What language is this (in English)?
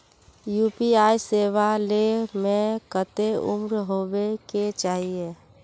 Magahi